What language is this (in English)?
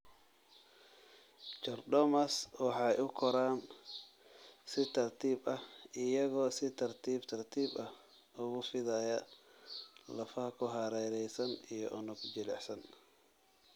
Somali